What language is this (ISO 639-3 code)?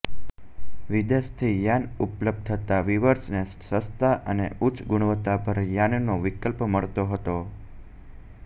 guj